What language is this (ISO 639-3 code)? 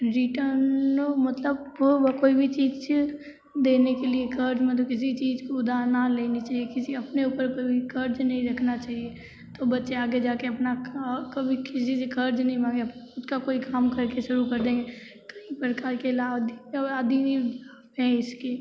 hin